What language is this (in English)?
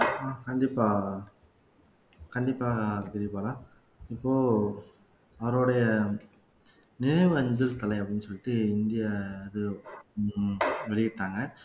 Tamil